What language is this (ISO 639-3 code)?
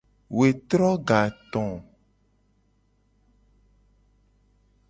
gej